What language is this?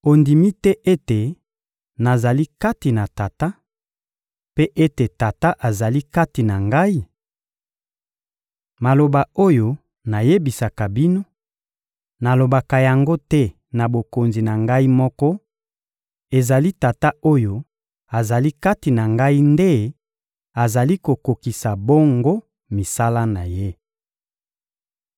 Lingala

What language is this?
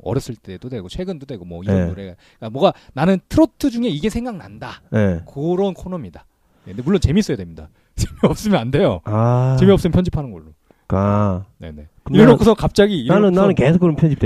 Korean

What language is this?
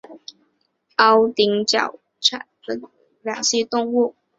Chinese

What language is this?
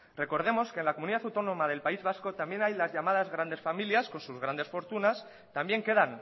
Spanish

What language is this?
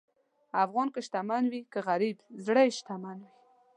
Pashto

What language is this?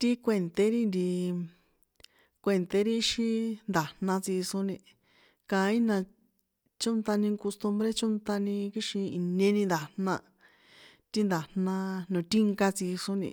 San Juan Atzingo Popoloca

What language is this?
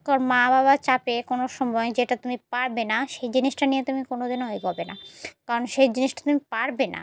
Bangla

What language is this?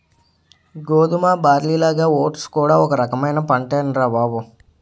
Telugu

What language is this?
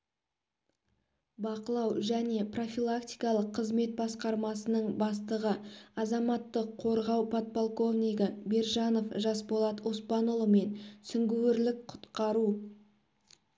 Kazakh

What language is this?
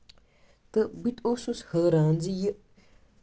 Kashmiri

